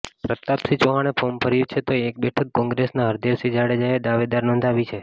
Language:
Gujarati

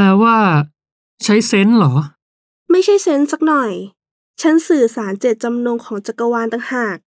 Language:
Thai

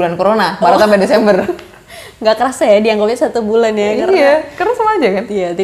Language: Indonesian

